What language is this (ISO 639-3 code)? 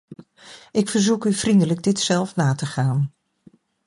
nld